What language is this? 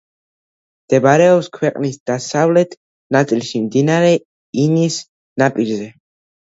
Georgian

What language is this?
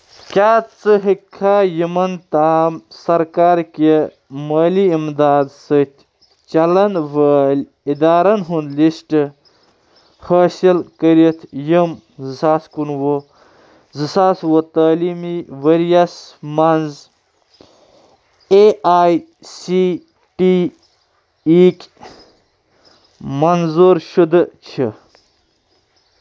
Kashmiri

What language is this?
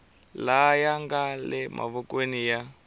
Tsonga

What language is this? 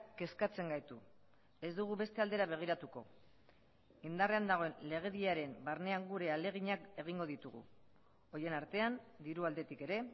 Basque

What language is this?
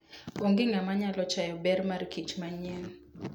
Luo (Kenya and Tanzania)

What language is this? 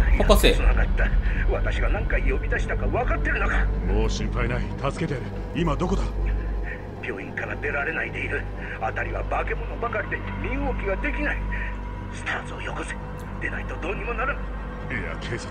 Japanese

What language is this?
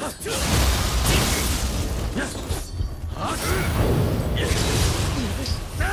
Portuguese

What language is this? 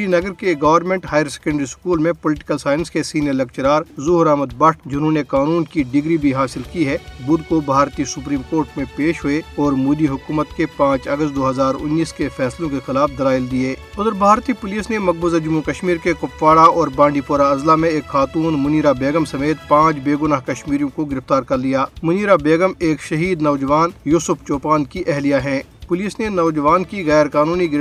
Urdu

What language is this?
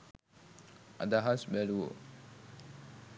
Sinhala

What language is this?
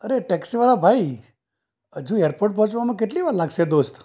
Gujarati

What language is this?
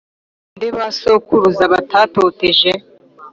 Kinyarwanda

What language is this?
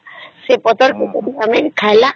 Odia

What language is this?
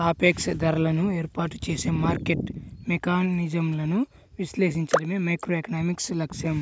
Telugu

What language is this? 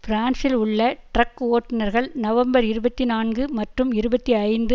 Tamil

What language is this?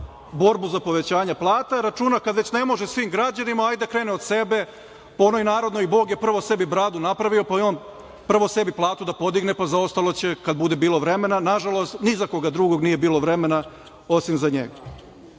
Serbian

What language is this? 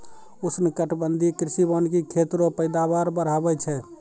Maithili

